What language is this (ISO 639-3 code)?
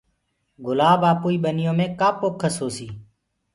ggg